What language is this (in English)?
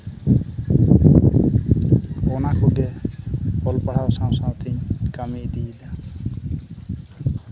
Santali